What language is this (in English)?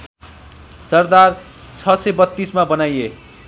Nepali